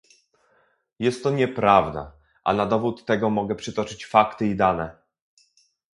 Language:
Polish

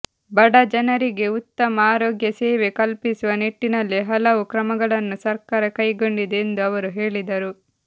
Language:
Kannada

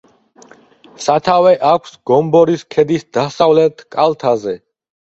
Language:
Georgian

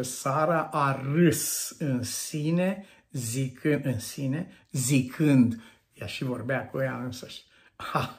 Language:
Romanian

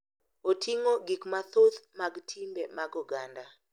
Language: Luo (Kenya and Tanzania)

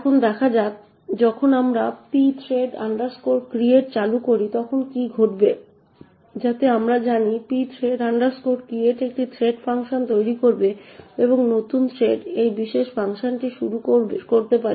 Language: Bangla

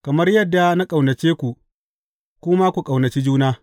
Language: Hausa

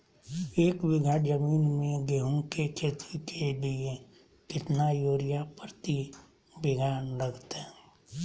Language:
Magahi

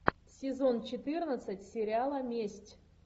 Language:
Russian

